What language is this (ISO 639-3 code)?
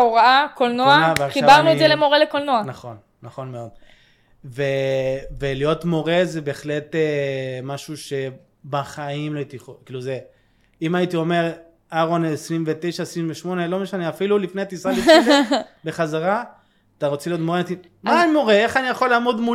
heb